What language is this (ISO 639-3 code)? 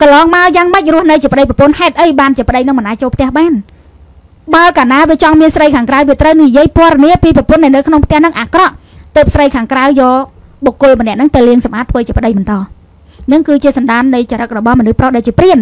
vie